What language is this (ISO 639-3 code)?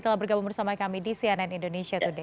ind